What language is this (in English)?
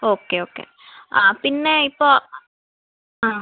Malayalam